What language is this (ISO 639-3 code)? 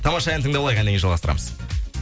kaz